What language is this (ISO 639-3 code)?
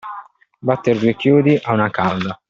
ita